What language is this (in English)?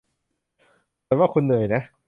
Thai